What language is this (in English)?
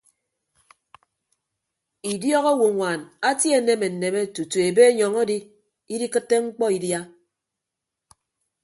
Ibibio